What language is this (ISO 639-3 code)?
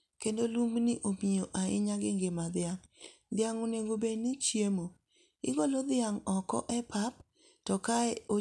luo